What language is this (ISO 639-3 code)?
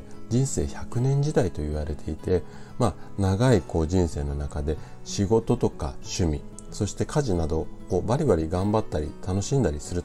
jpn